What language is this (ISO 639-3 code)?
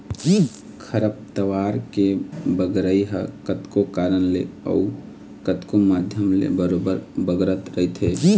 hne